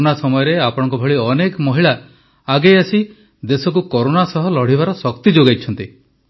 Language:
Odia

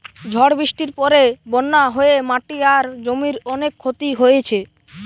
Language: Bangla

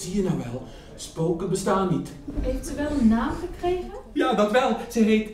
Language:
Dutch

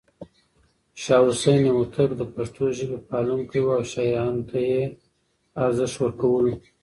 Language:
Pashto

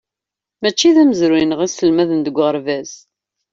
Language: Kabyle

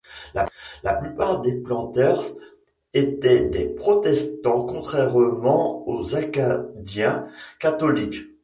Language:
French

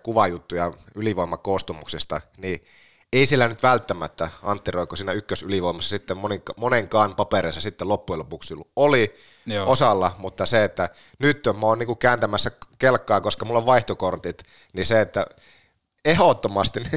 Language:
Finnish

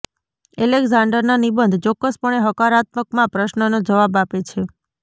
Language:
Gujarati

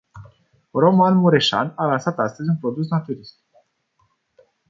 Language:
Romanian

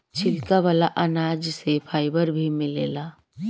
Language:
Bhojpuri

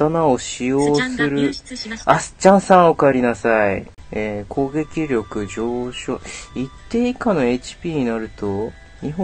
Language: Japanese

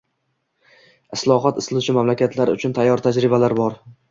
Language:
Uzbek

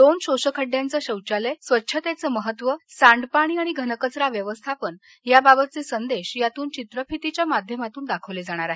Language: Marathi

